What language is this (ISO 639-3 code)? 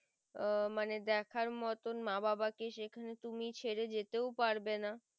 ben